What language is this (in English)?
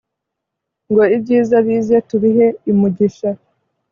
Kinyarwanda